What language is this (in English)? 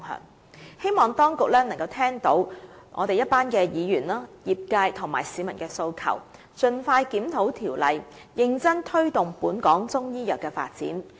Cantonese